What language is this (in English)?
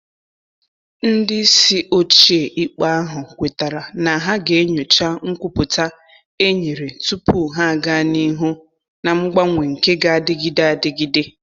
Igbo